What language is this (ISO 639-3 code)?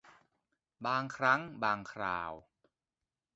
tha